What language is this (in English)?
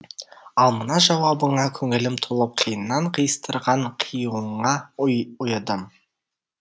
Kazakh